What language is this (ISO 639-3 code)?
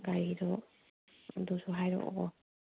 mni